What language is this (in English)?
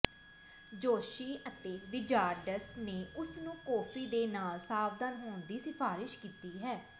Punjabi